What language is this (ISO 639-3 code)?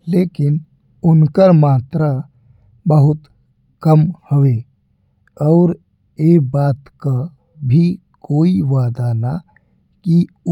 bho